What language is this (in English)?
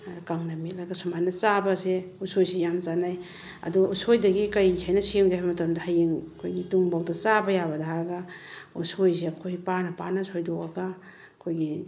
Manipuri